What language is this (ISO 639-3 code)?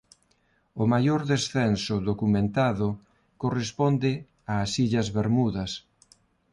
glg